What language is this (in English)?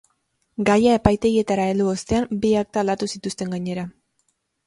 Basque